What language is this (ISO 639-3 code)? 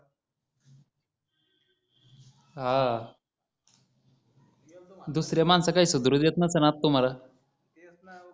mar